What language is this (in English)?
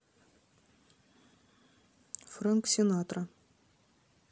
Russian